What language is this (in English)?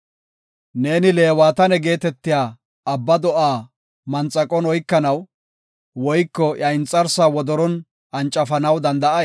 Gofa